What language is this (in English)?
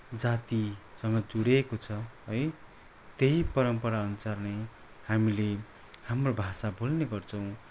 Nepali